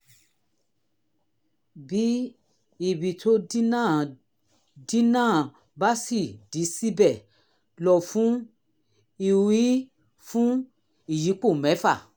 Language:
Yoruba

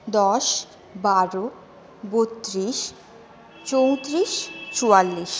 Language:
Bangla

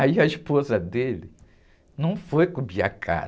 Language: Portuguese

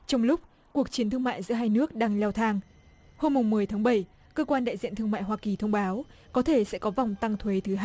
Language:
Vietnamese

